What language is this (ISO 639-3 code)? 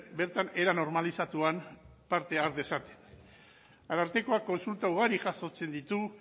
eus